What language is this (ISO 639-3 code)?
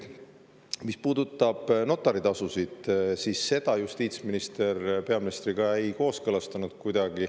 est